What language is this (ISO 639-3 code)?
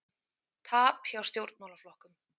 isl